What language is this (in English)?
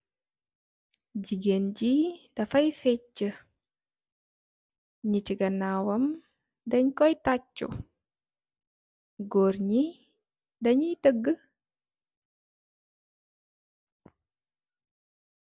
Wolof